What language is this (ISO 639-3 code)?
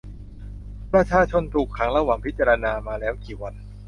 tha